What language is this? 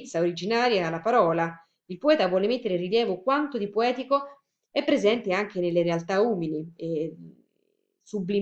Italian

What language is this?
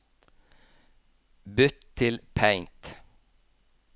Norwegian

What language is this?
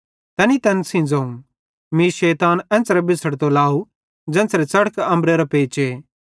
Bhadrawahi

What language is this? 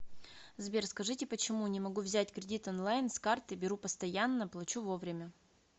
Russian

